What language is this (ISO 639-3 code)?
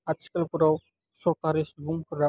brx